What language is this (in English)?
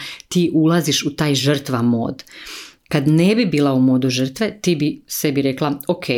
Croatian